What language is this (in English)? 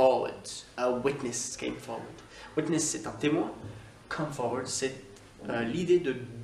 French